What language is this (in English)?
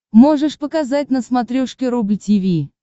Russian